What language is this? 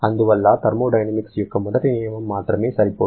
Telugu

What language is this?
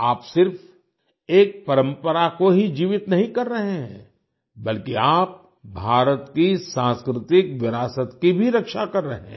Hindi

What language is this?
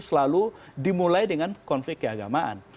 Indonesian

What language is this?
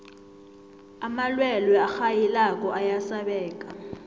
South Ndebele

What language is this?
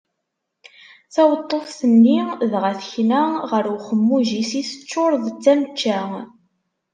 Kabyle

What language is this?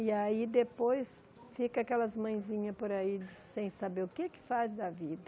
Portuguese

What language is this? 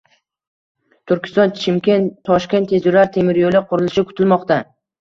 Uzbek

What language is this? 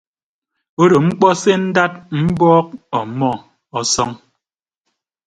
Ibibio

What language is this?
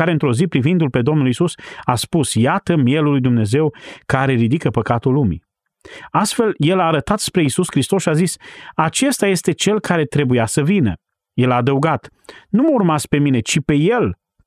Romanian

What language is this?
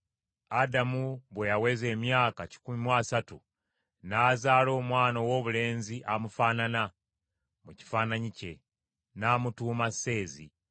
Ganda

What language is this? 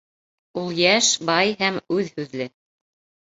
Bashkir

